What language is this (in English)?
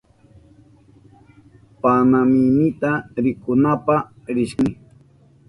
Southern Pastaza Quechua